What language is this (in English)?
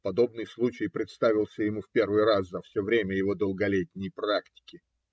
Russian